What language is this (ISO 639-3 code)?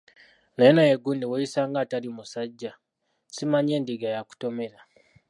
lug